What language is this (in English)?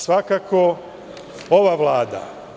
Serbian